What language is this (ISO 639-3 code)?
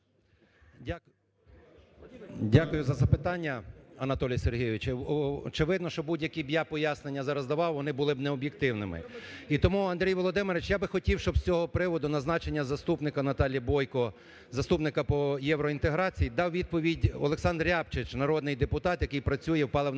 ukr